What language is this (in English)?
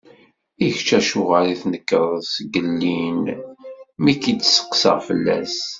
Kabyle